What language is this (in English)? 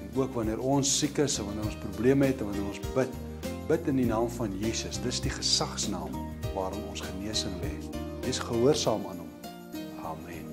Dutch